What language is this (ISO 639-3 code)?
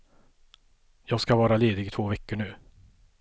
swe